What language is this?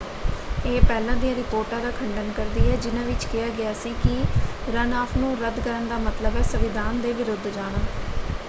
Punjabi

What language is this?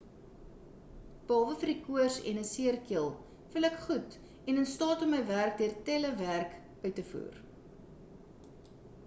Afrikaans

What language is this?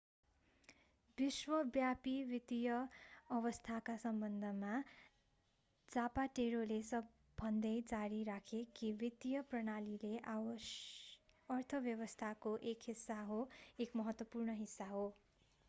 Nepali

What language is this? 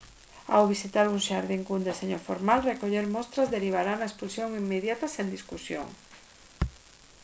Galician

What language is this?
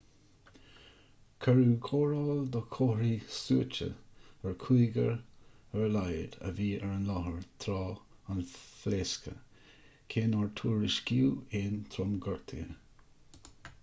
Irish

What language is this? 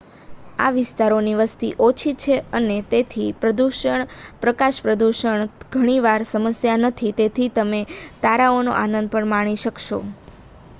Gujarati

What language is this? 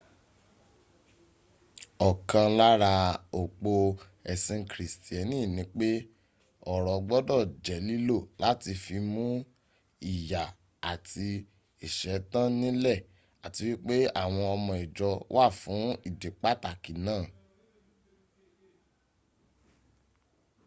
Yoruba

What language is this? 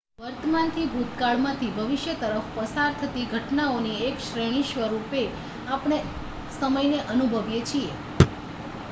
Gujarati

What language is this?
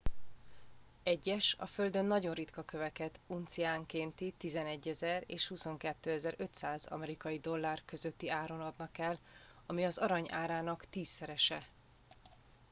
Hungarian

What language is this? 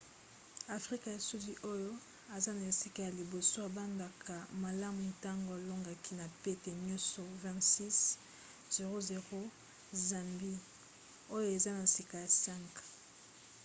Lingala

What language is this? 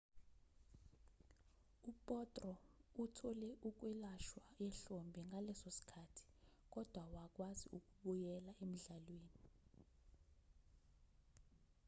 Zulu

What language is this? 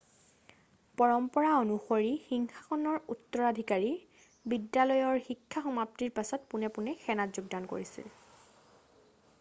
Assamese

